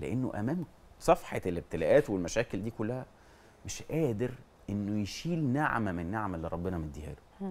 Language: Arabic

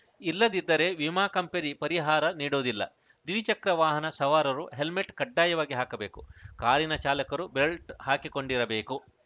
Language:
Kannada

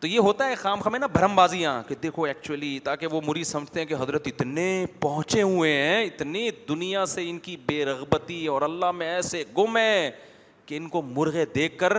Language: Urdu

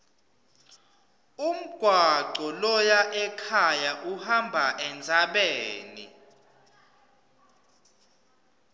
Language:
Swati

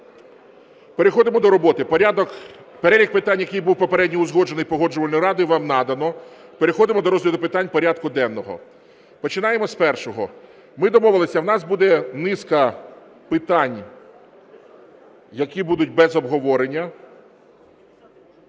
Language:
Ukrainian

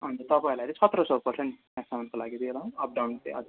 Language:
Nepali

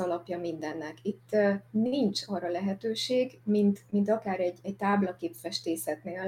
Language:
Hungarian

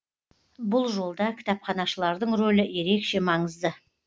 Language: Kazakh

